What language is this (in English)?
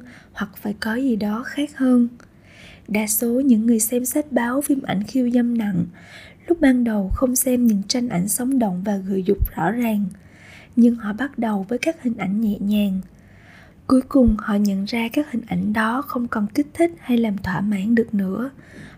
Vietnamese